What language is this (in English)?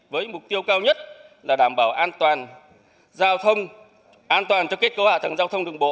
Vietnamese